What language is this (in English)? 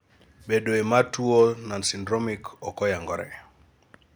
Luo (Kenya and Tanzania)